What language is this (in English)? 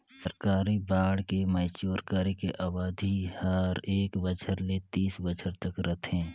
Chhattisgarhi